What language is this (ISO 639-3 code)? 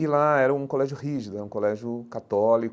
por